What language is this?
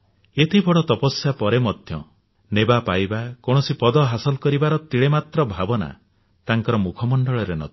Odia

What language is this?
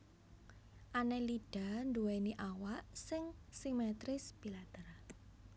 Javanese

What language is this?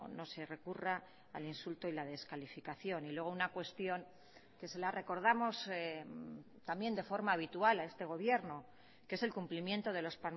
Spanish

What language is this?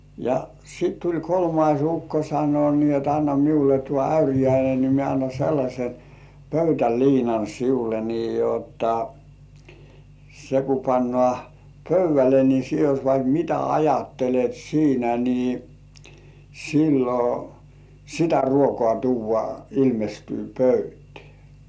Finnish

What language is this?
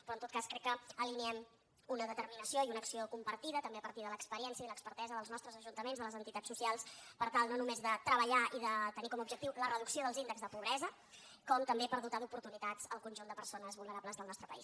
Catalan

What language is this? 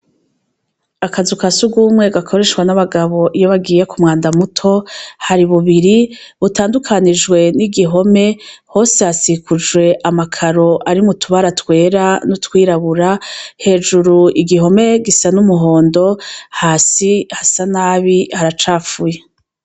Rundi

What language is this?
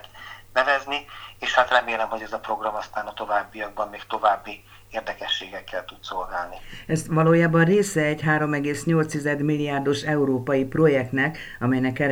Hungarian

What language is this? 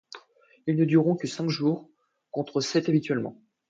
French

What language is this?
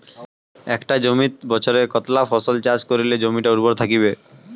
Bangla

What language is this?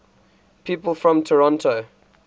English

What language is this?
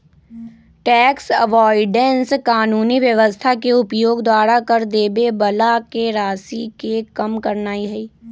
Magahi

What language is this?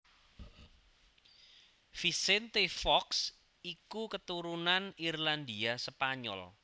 Javanese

